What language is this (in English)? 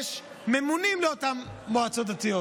Hebrew